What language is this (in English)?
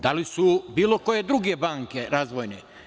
Serbian